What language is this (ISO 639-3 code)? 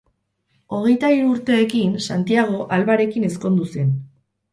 eus